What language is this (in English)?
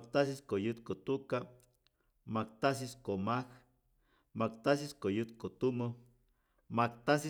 Rayón Zoque